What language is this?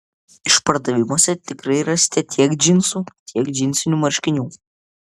Lithuanian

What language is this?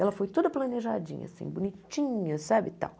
Portuguese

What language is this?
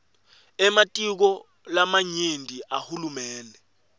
Swati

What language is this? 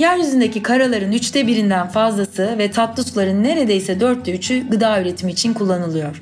Turkish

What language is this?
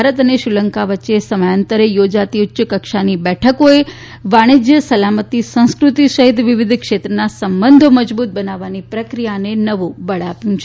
Gujarati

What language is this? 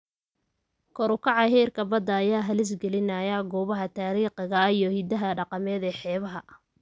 Somali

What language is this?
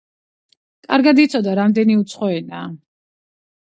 Georgian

